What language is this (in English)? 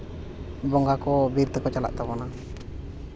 Santali